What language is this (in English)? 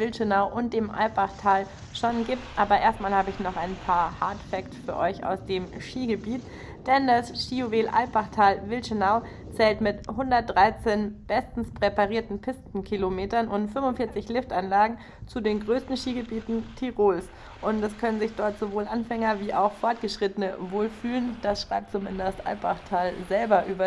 German